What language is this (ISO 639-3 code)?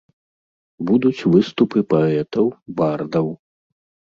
bel